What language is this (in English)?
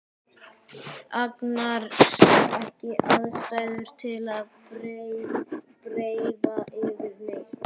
Icelandic